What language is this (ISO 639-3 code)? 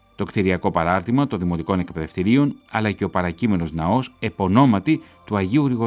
ell